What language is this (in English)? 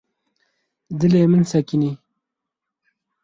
Kurdish